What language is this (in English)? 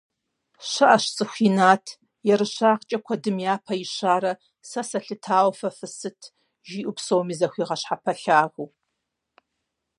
Kabardian